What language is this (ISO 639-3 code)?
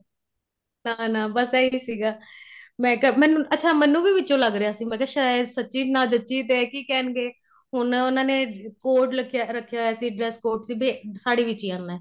pan